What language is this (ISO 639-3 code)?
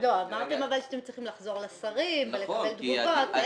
heb